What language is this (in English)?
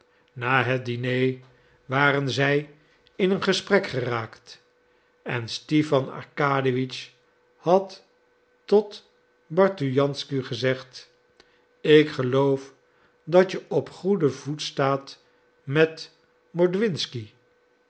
Dutch